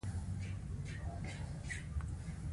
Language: Pashto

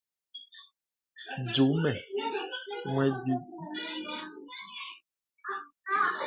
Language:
Bebele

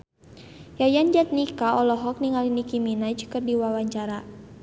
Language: Sundanese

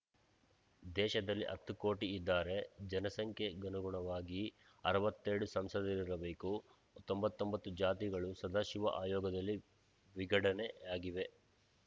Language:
Kannada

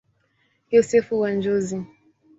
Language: Swahili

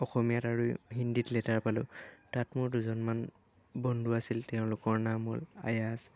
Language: Assamese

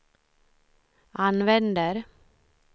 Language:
Swedish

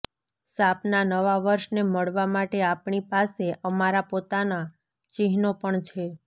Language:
Gujarati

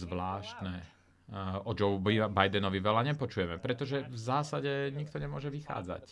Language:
Slovak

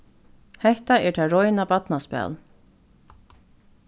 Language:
Faroese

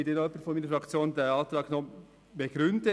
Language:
Swiss German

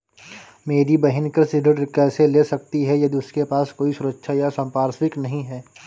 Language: Hindi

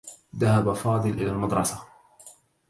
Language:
Arabic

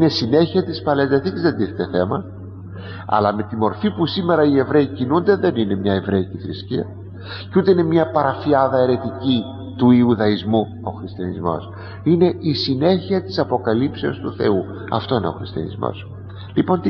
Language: Greek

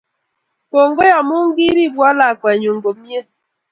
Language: Kalenjin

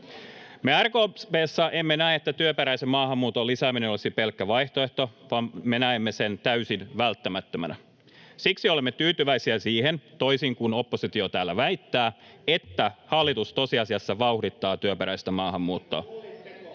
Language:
Finnish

